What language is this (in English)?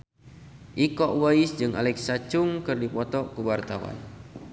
Sundanese